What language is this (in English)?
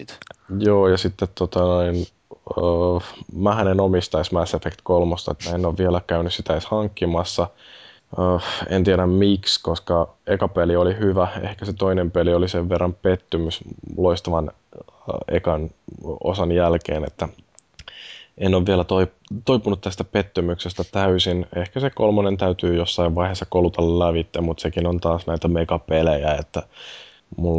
Finnish